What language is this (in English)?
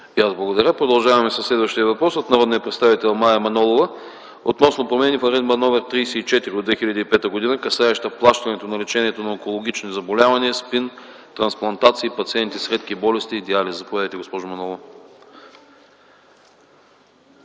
Bulgarian